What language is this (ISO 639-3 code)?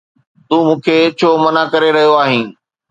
snd